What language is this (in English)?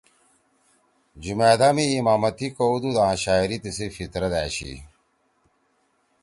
Torwali